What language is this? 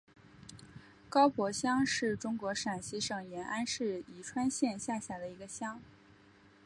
Chinese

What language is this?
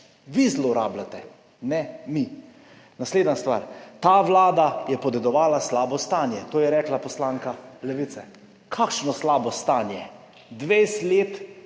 Slovenian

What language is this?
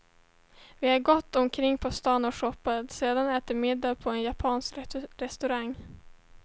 Swedish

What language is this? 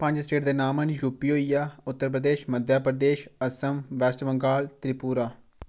Dogri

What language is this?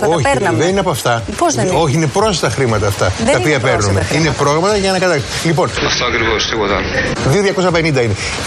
Greek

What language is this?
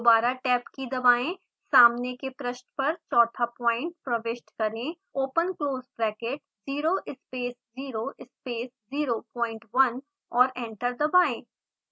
Hindi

